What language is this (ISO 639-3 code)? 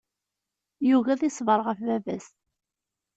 kab